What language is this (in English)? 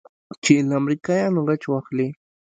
Pashto